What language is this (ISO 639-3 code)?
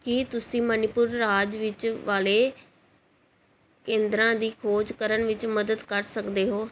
pan